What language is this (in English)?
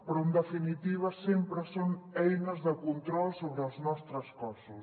Catalan